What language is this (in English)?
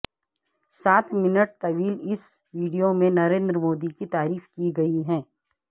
Urdu